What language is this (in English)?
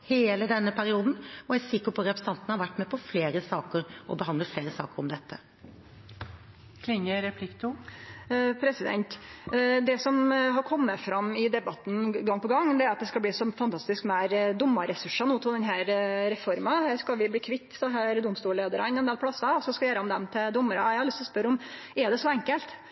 Norwegian